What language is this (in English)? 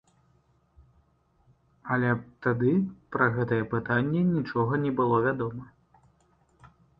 Belarusian